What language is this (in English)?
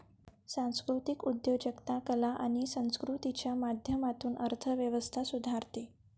Marathi